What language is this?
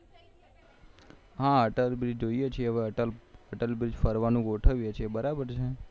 Gujarati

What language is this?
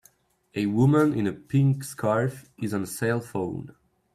English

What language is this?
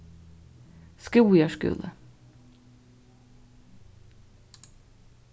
Faroese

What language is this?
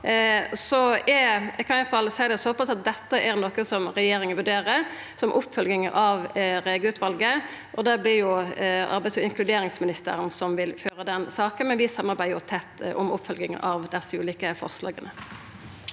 Norwegian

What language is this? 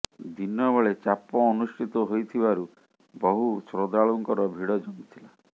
Odia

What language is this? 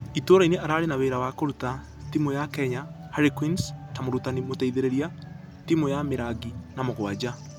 Kikuyu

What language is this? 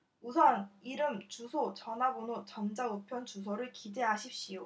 Korean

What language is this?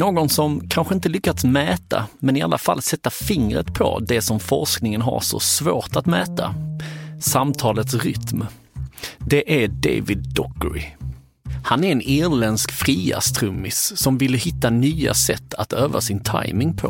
Swedish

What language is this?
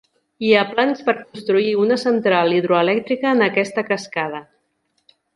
Catalan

